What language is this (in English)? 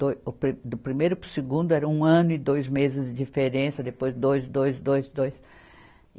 Portuguese